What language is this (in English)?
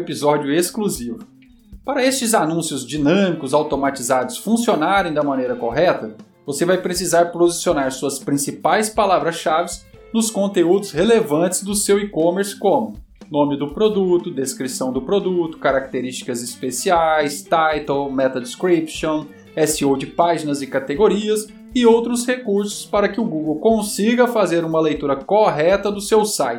Portuguese